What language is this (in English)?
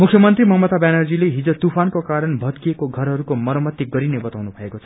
Nepali